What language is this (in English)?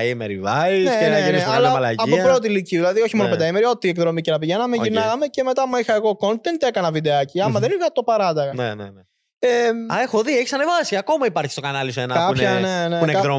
Greek